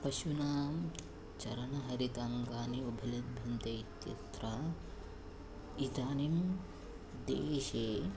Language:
Sanskrit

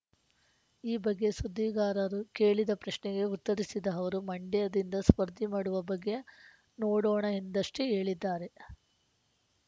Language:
Kannada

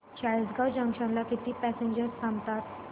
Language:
Marathi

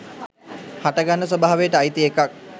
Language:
Sinhala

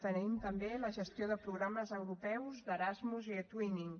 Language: Catalan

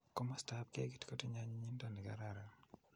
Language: Kalenjin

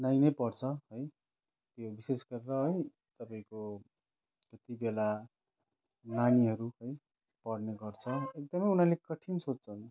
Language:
Nepali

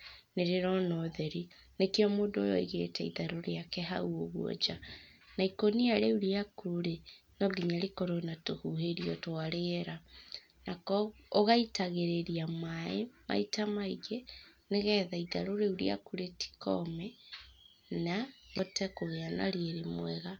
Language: Kikuyu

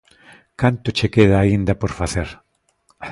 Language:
Galician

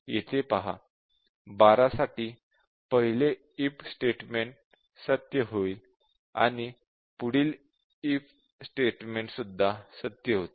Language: Marathi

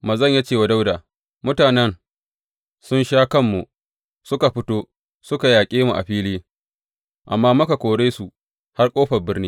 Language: Hausa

